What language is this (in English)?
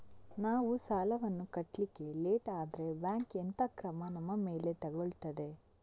Kannada